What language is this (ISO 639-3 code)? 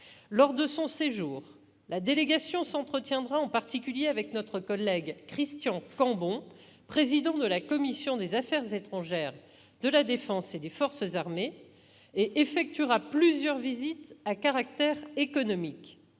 fra